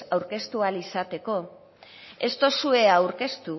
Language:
Basque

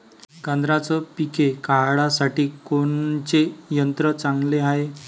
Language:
Marathi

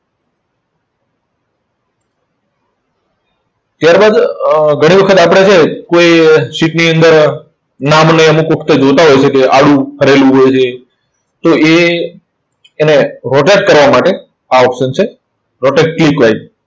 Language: Gujarati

